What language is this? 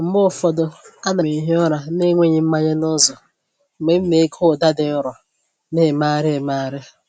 Igbo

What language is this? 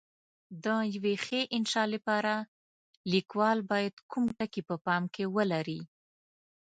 Pashto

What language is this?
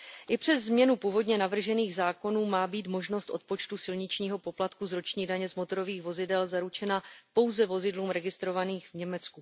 Czech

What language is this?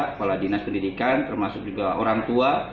Indonesian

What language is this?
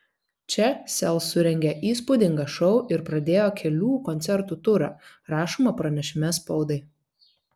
Lithuanian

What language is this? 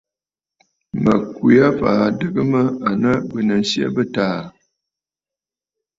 Bafut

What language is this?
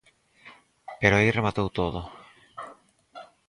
Galician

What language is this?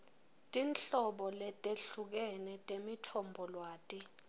Swati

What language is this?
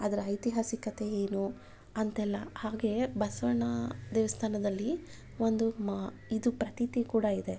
Kannada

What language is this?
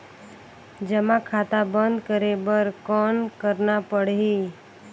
Chhattisgarhi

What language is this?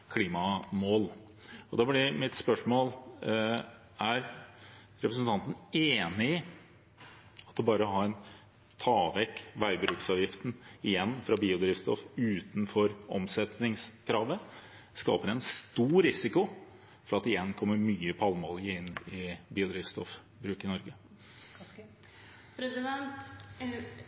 Norwegian Bokmål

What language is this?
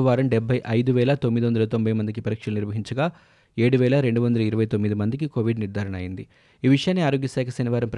Telugu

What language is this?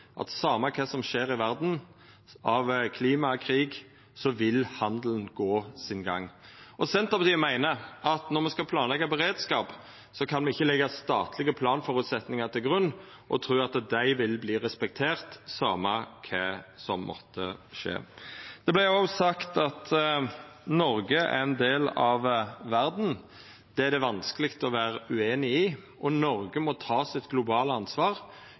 Norwegian Nynorsk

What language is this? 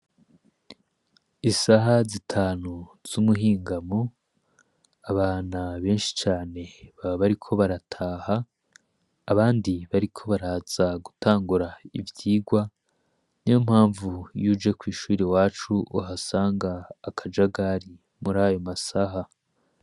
Rundi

